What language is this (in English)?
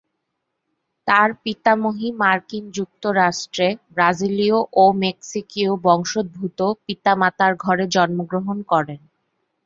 Bangla